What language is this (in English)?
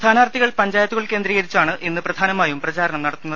Malayalam